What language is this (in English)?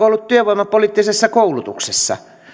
Finnish